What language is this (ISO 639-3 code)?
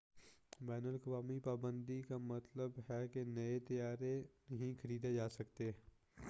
urd